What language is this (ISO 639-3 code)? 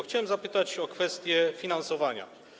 pol